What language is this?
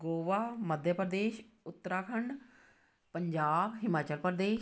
Punjabi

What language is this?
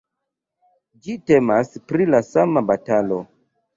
Esperanto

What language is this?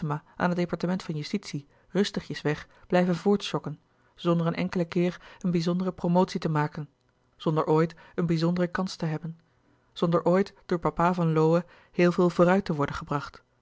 Dutch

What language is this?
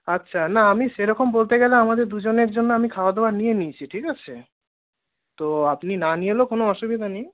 Bangla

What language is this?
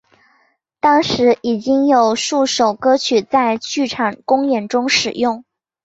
Chinese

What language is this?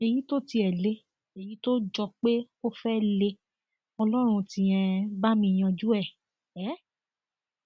Yoruba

